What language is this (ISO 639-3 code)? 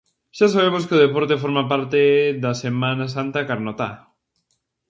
glg